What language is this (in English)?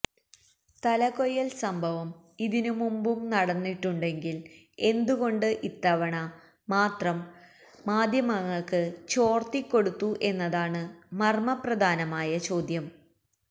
Malayalam